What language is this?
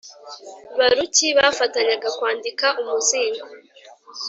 Kinyarwanda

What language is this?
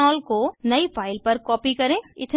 Hindi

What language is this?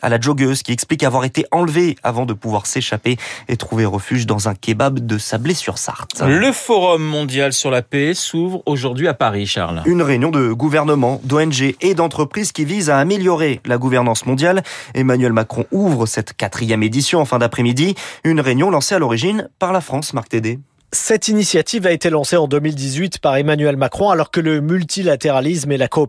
French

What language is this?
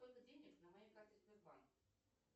Russian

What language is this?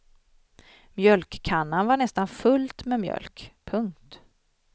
Swedish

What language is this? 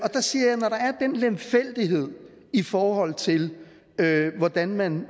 Danish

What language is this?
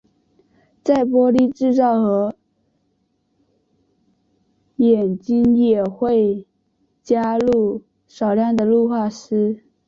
Chinese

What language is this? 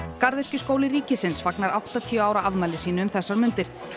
Icelandic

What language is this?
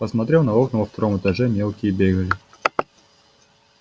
Russian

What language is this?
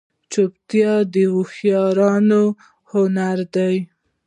Pashto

